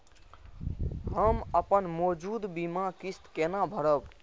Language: Maithili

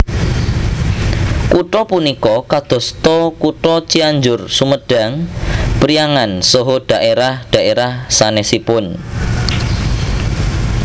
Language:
Javanese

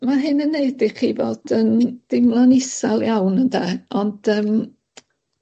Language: Welsh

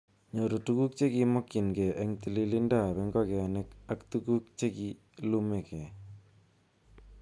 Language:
Kalenjin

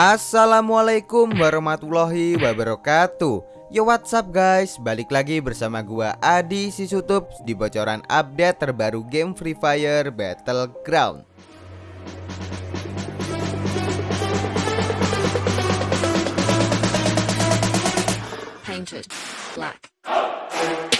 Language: Indonesian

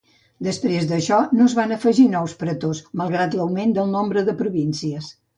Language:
Catalan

